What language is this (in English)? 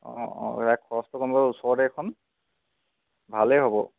Assamese